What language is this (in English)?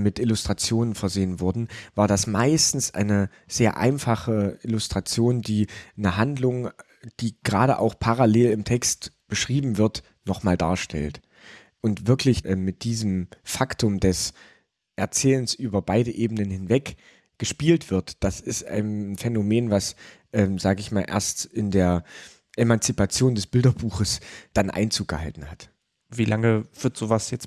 German